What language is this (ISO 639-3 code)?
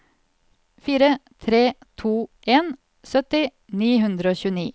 nor